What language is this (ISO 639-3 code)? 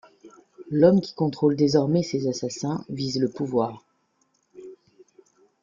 fra